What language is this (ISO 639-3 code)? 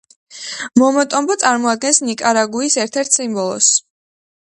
kat